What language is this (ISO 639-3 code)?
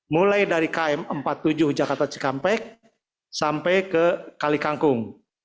ind